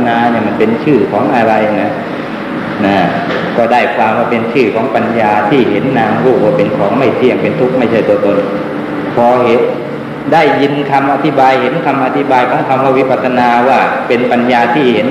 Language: Thai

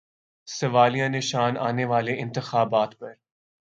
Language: Urdu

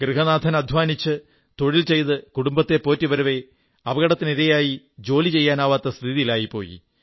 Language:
Malayalam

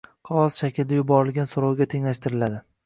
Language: Uzbek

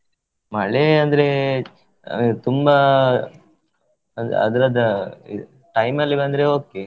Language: Kannada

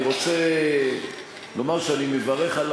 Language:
Hebrew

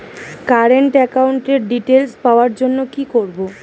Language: Bangla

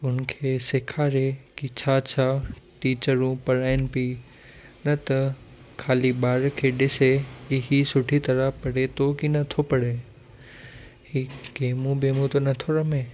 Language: Sindhi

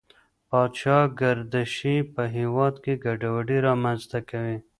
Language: Pashto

